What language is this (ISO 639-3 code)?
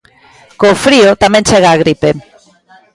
glg